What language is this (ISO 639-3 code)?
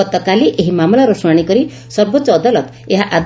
ori